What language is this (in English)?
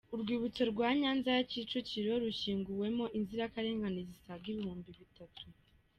Kinyarwanda